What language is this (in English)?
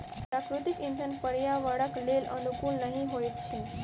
Maithili